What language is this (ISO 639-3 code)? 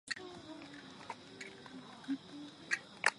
zho